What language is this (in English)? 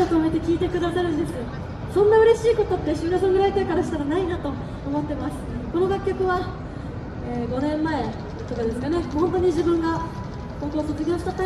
Japanese